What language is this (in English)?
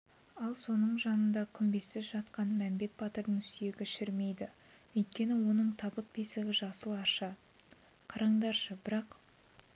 Kazakh